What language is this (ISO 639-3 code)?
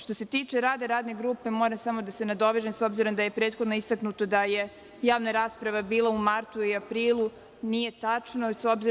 srp